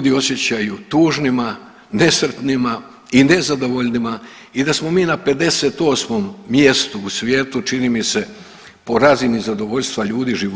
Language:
Croatian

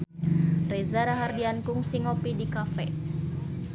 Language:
Sundanese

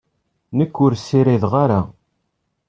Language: Kabyle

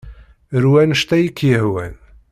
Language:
Kabyle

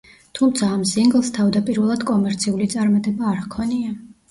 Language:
Georgian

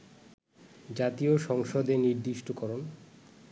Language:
Bangla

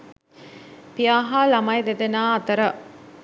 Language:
Sinhala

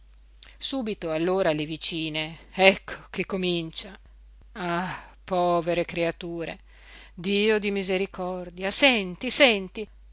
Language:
Italian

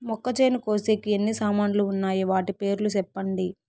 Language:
Telugu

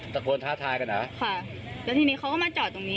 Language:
Thai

